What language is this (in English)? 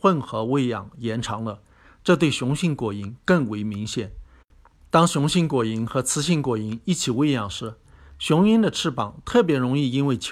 Chinese